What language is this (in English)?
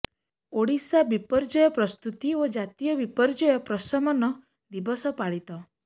Odia